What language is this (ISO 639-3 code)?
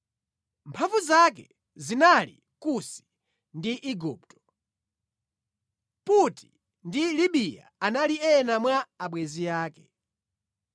nya